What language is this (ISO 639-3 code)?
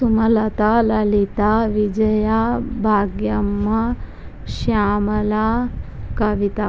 tel